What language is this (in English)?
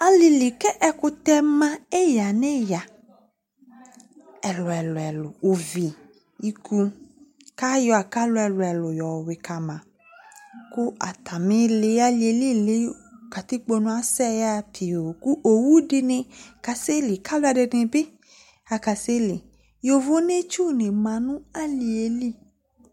Ikposo